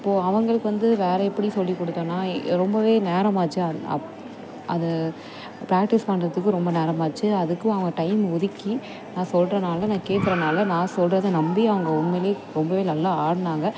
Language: Tamil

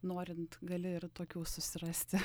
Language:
Lithuanian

